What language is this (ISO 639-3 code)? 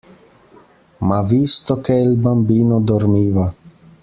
ita